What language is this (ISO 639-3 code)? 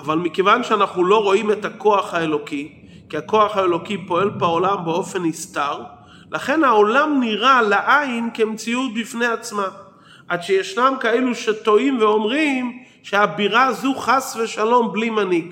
heb